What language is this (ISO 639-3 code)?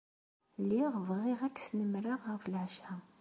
kab